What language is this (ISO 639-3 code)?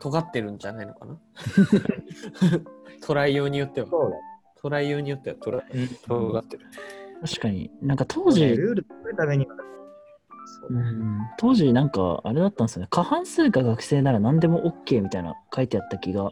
jpn